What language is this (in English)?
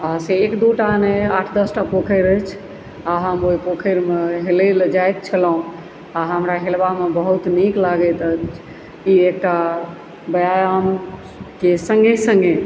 Maithili